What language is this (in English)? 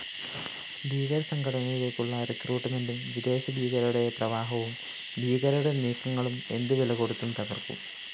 Malayalam